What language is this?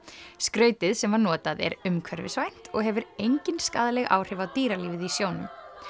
Icelandic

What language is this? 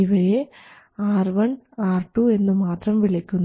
Malayalam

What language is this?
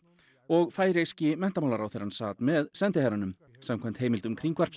Icelandic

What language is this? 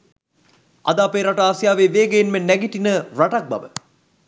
Sinhala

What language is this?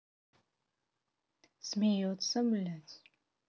Russian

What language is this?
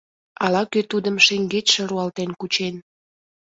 Mari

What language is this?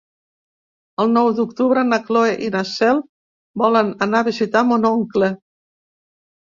Catalan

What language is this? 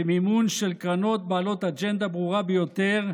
Hebrew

